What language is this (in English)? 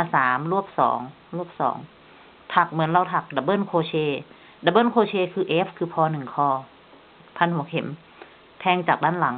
Thai